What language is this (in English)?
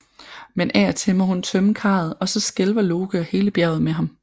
Danish